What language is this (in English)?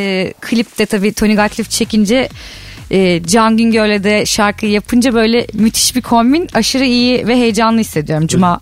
Turkish